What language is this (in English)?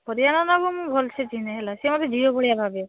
Odia